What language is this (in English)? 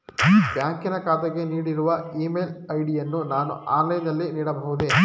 Kannada